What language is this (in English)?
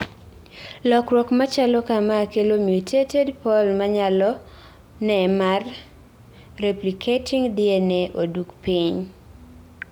Luo (Kenya and Tanzania)